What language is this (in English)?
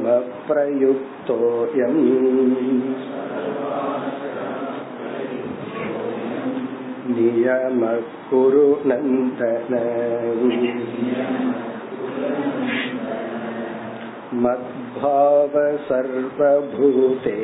Tamil